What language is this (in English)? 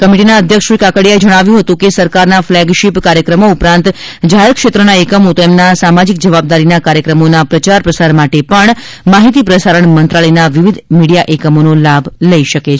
Gujarati